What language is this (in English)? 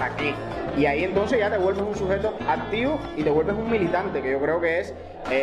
Spanish